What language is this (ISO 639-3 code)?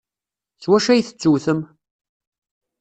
kab